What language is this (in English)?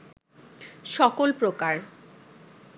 Bangla